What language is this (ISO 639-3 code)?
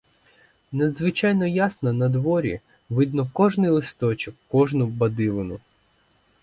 ukr